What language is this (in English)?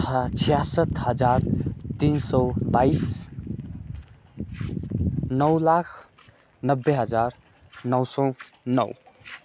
Nepali